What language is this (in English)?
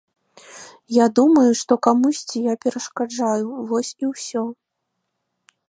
Belarusian